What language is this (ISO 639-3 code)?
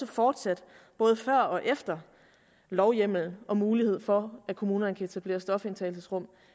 dan